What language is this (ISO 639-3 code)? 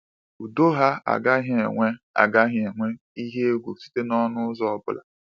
ibo